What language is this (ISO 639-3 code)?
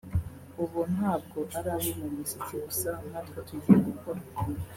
kin